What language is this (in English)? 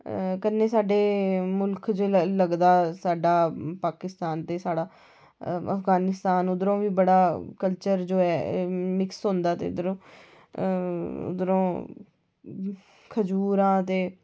Dogri